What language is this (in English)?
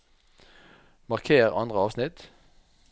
Norwegian